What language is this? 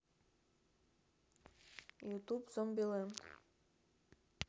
Russian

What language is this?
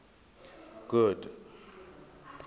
Southern Sotho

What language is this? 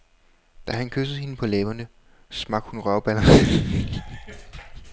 Danish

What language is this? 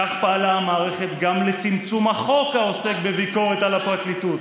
Hebrew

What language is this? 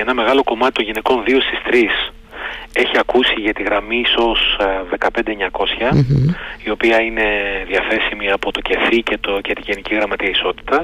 Greek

